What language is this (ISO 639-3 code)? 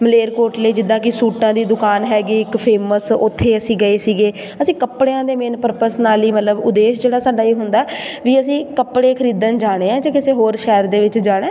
pan